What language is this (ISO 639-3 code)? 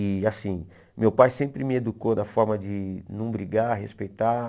por